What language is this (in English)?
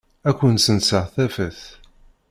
Kabyle